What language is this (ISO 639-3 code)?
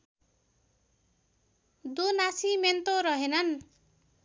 nep